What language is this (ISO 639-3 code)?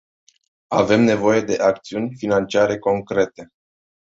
ron